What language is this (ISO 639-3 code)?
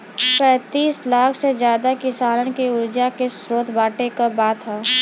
bho